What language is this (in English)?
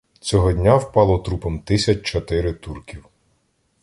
Ukrainian